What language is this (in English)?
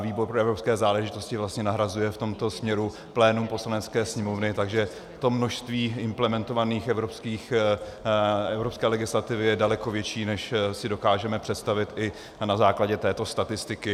Czech